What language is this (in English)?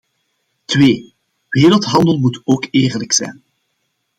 Dutch